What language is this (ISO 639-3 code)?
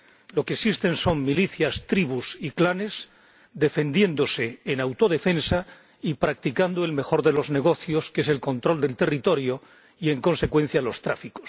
spa